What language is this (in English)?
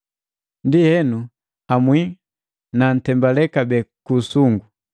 Matengo